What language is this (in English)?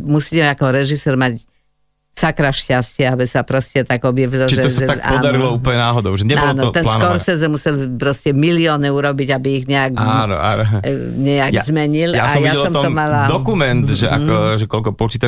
Slovak